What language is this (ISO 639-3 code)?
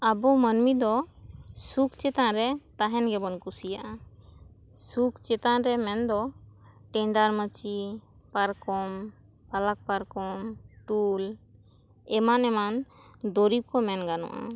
sat